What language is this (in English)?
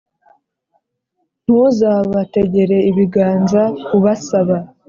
Kinyarwanda